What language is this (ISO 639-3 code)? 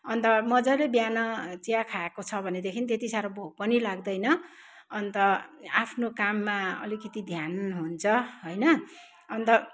nep